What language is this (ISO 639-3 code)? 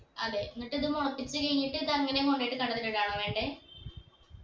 mal